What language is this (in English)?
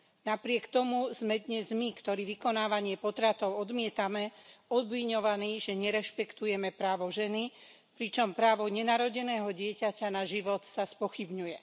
Slovak